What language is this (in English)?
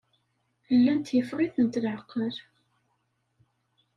Kabyle